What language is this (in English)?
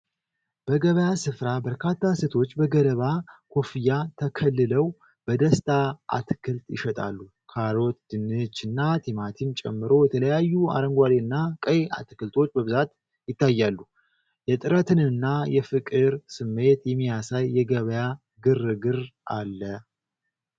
Amharic